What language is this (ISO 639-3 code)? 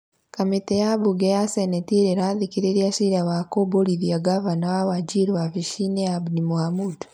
kik